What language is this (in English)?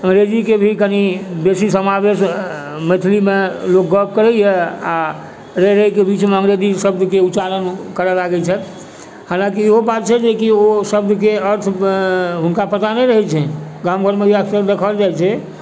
Maithili